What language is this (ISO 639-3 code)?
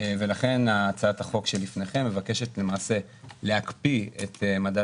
heb